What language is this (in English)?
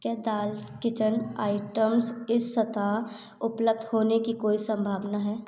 Hindi